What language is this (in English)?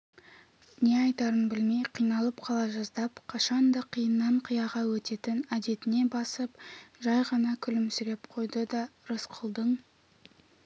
Kazakh